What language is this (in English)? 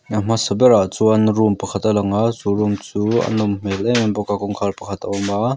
Mizo